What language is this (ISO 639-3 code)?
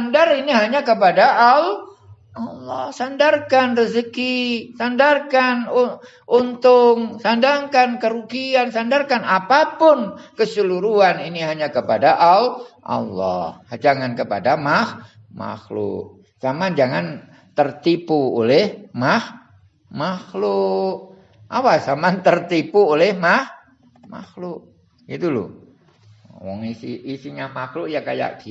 ind